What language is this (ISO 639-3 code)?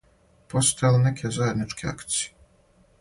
srp